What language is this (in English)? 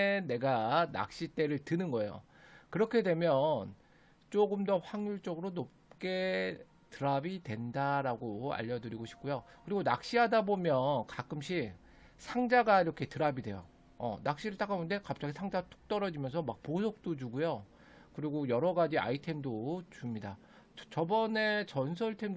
Korean